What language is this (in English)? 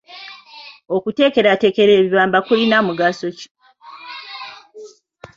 Ganda